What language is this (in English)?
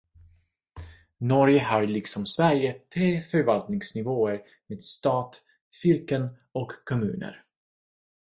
Swedish